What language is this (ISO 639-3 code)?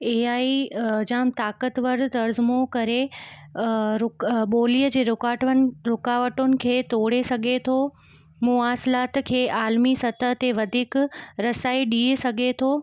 snd